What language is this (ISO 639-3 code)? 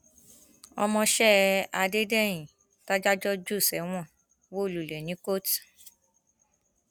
yor